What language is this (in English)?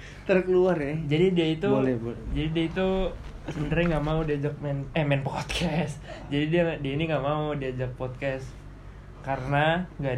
Indonesian